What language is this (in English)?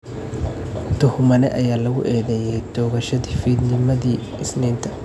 Somali